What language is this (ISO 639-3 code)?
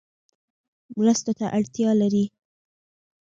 pus